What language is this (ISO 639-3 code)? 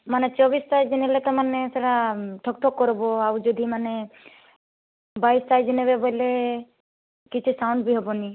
ori